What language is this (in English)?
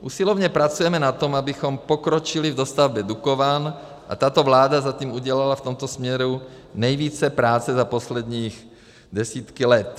Czech